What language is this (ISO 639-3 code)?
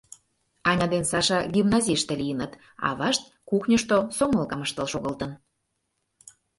chm